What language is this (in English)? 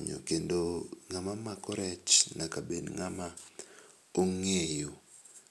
Luo (Kenya and Tanzania)